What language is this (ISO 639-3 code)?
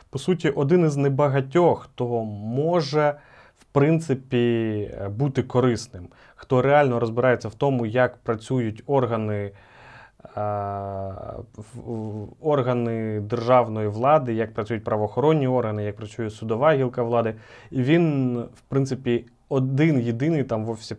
ukr